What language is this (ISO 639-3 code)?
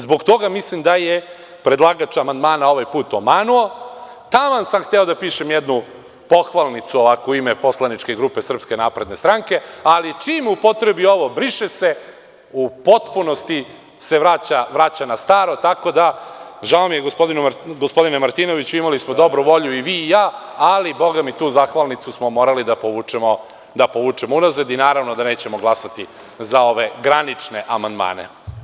srp